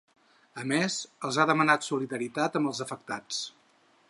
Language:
Catalan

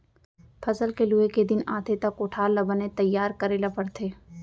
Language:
Chhattisgarhi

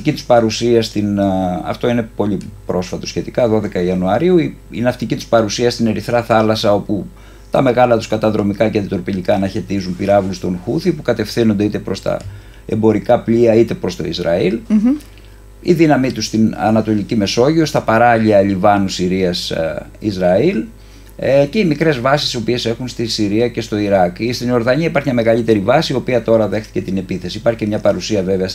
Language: Greek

